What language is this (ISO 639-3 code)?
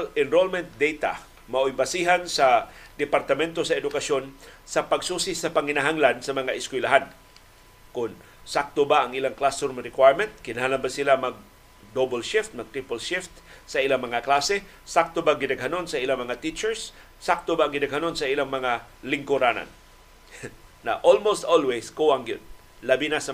fil